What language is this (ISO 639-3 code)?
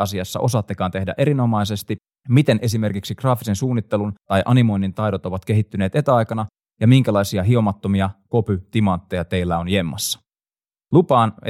fin